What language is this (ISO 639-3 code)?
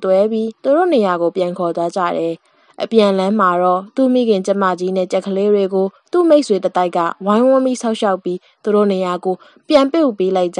kor